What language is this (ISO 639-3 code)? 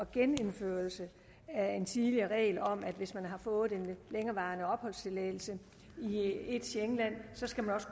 dan